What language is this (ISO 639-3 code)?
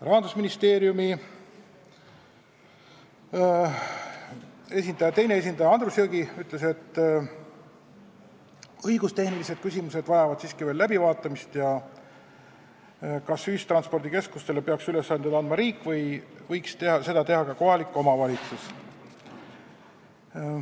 est